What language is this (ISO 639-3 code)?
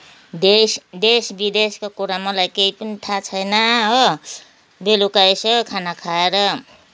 nep